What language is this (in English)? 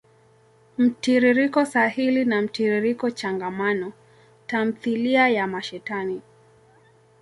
Swahili